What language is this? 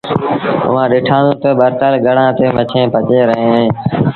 Sindhi Bhil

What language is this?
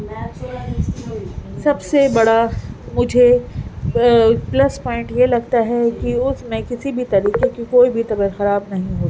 Urdu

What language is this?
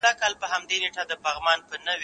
Pashto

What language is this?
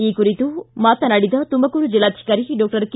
Kannada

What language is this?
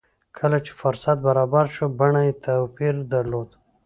Pashto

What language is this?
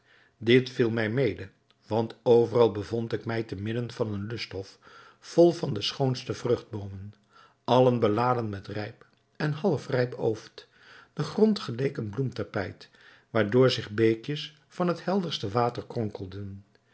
Dutch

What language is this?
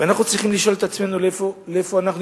Hebrew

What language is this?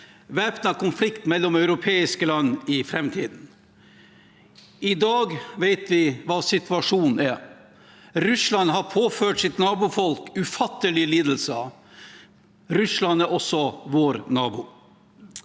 Norwegian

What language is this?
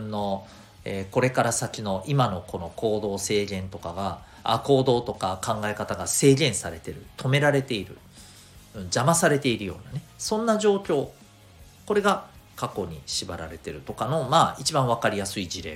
Japanese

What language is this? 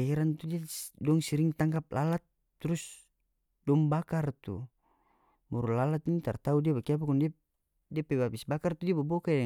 North Moluccan Malay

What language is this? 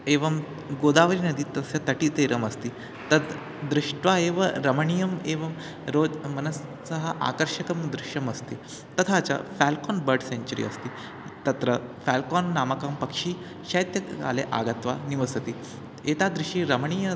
Sanskrit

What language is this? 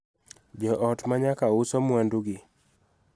Luo (Kenya and Tanzania)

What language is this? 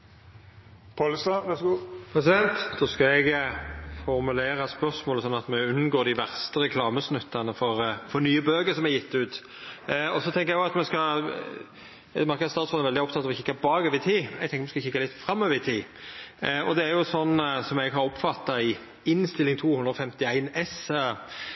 Norwegian Nynorsk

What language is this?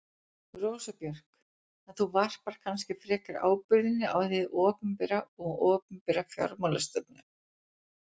Icelandic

